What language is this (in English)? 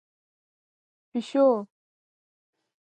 Pashto